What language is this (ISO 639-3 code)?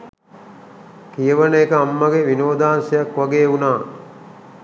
sin